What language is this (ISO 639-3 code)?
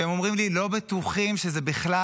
heb